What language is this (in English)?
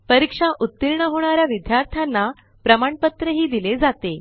Marathi